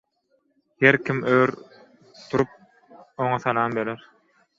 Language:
Turkmen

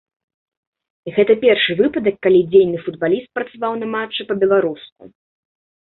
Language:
Belarusian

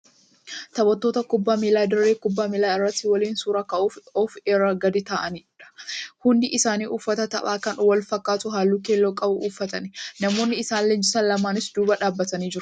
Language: Oromo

